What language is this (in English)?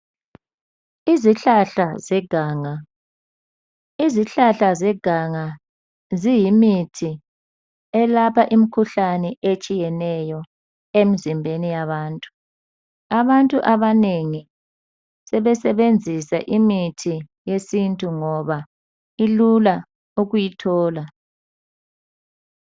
North Ndebele